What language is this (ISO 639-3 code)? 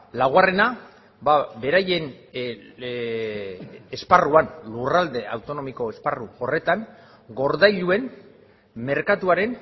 eus